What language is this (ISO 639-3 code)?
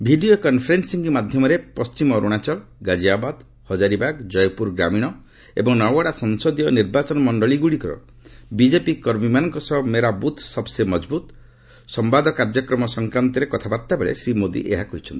ori